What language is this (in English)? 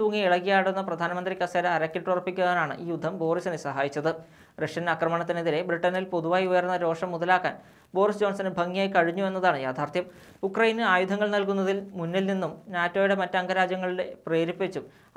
Romanian